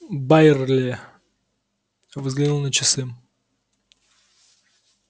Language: Russian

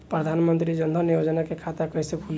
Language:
Bhojpuri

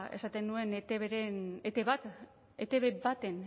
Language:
Basque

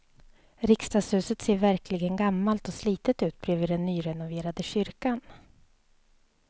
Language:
Swedish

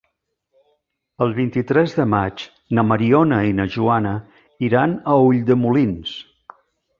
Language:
Catalan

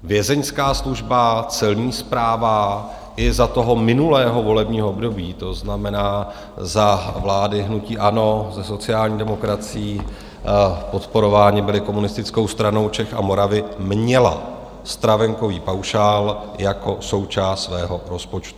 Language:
Czech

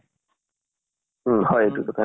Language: Assamese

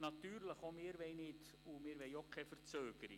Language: Swiss German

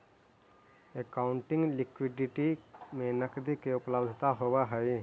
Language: Magahi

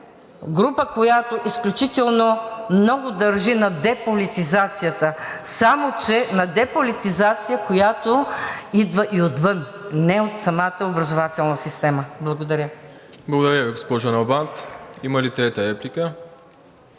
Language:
Bulgarian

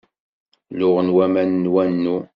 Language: Kabyle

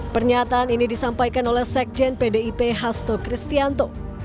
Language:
Indonesian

